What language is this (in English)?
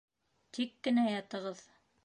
Bashkir